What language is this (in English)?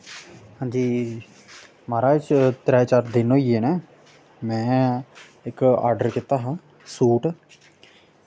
Dogri